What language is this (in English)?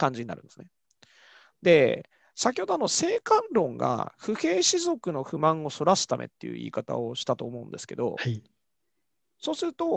Japanese